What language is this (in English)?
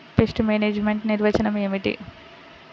Telugu